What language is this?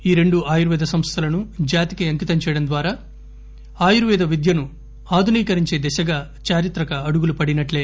Telugu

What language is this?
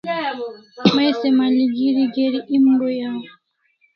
Kalasha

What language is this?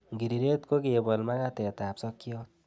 Kalenjin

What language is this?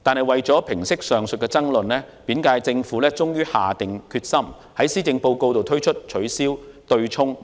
Cantonese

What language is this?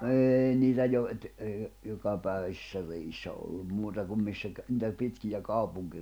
Finnish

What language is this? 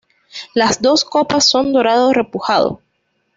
Spanish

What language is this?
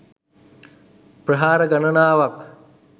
Sinhala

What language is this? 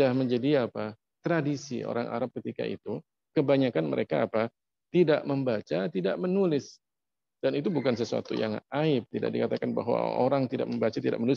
Indonesian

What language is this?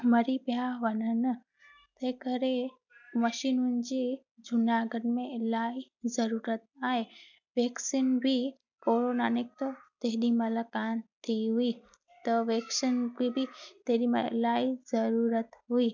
Sindhi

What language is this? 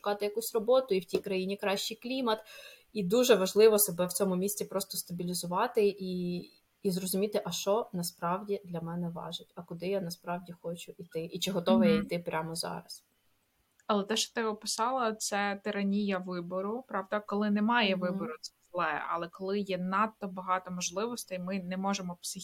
Ukrainian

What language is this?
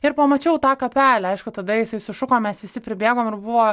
Lithuanian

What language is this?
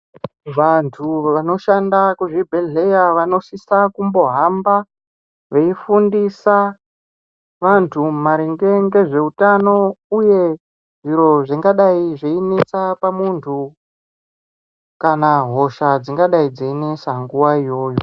Ndau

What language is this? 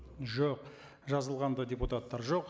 Kazakh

